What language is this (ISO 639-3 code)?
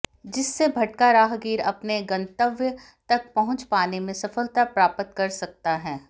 hin